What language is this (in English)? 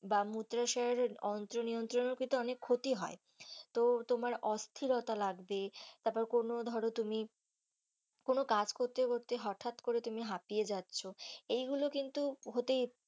Bangla